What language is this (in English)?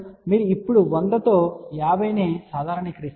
Telugu